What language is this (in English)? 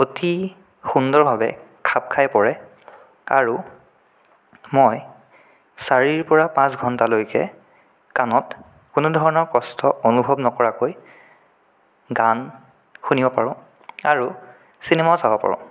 Assamese